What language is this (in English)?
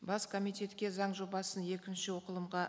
Kazakh